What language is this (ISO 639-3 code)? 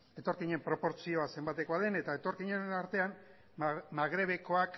eus